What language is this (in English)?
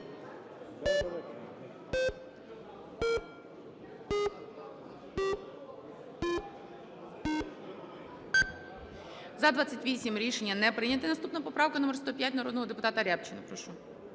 Ukrainian